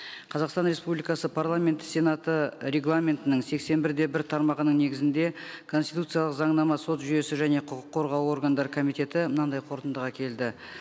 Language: Kazakh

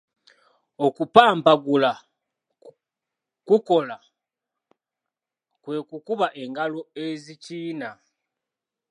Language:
Ganda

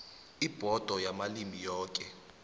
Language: South Ndebele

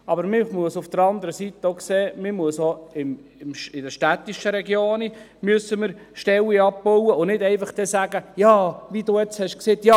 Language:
Swiss German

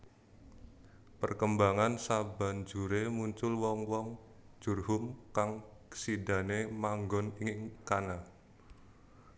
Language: Javanese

